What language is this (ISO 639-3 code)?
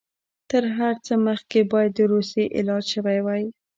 pus